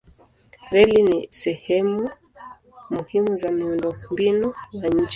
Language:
Swahili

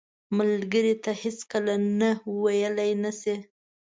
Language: Pashto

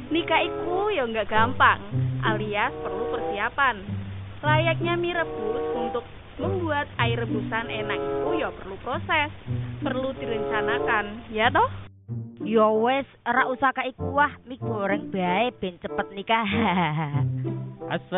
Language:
Indonesian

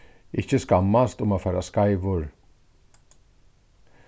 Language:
Faroese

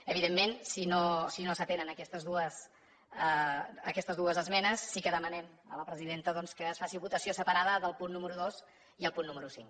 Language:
Catalan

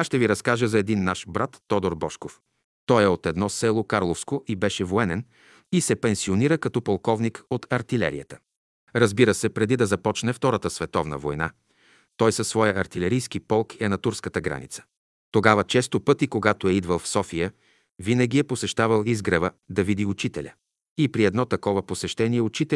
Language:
Bulgarian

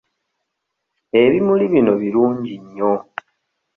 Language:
Ganda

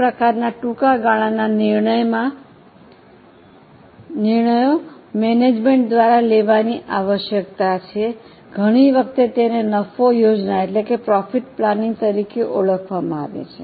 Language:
Gujarati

